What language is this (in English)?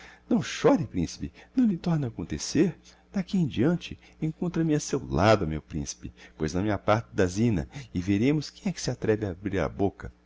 Portuguese